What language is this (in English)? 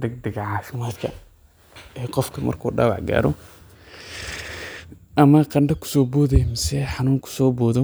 Somali